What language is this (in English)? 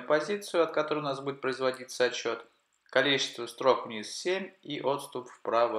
Russian